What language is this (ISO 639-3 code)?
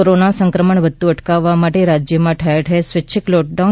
guj